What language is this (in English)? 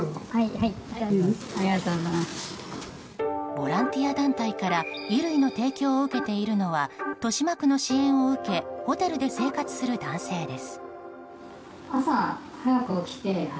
Japanese